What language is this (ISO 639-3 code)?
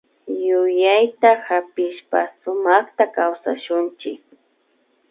qvi